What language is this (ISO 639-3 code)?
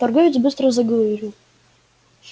rus